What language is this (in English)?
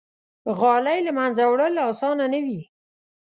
Pashto